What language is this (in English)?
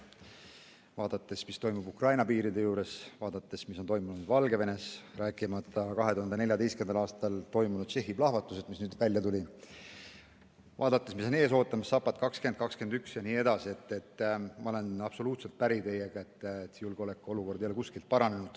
Estonian